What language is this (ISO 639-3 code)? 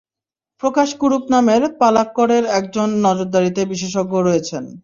ben